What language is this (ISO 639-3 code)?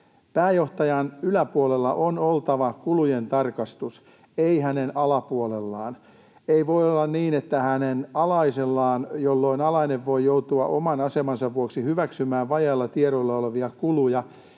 fin